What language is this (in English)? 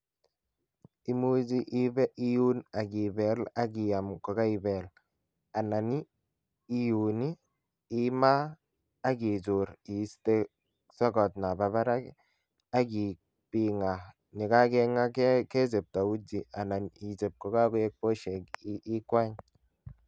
Kalenjin